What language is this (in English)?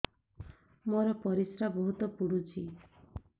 Odia